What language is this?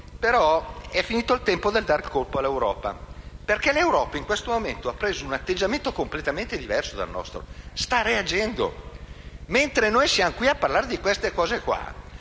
Italian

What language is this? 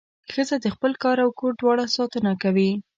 Pashto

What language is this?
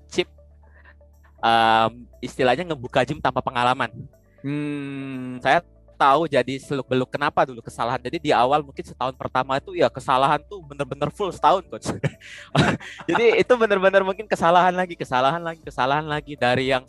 Indonesian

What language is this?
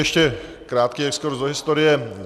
Czech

